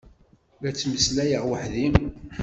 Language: Kabyle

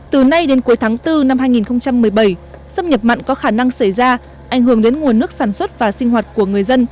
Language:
Vietnamese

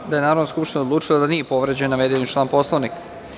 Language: Serbian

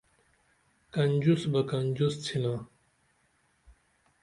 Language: Dameli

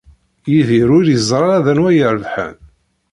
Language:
Kabyle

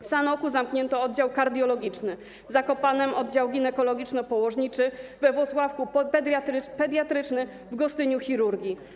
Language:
Polish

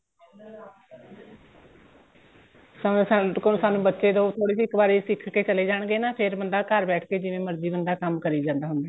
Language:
Punjabi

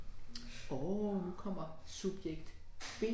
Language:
Danish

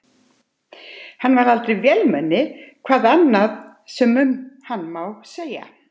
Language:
Icelandic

